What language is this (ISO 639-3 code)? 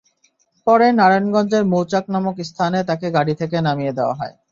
ben